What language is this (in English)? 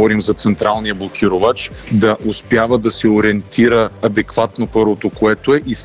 Bulgarian